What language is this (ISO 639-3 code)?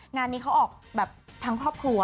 tha